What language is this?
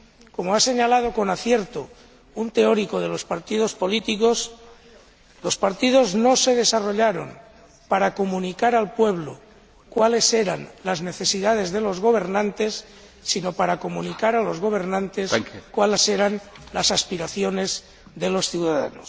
Spanish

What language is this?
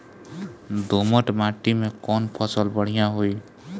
Bhojpuri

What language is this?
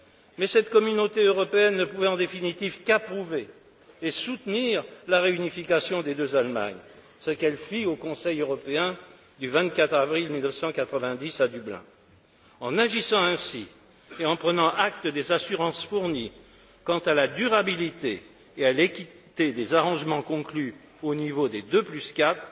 French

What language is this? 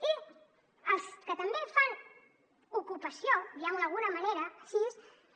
Catalan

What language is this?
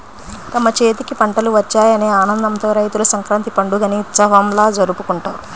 Telugu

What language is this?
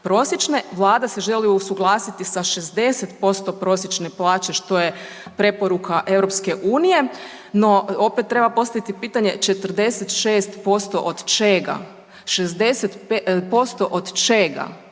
Croatian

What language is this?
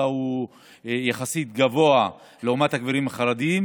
Hebrew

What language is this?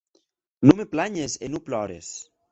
Occitan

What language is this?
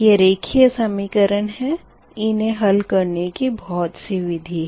Hindi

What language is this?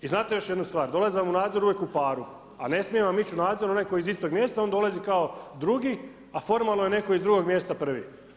Croatian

